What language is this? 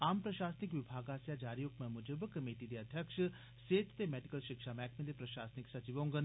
Dogri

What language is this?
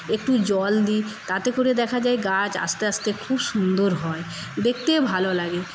Bangla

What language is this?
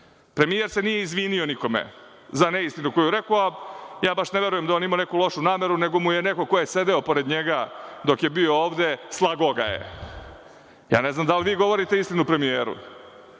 Serbian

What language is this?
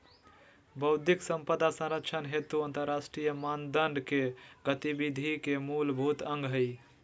Magahi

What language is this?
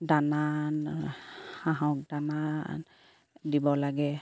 Assamese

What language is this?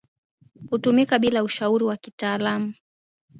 Swahili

